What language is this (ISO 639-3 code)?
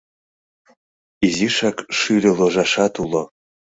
chm